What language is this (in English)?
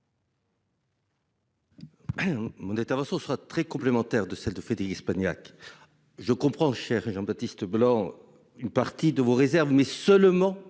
French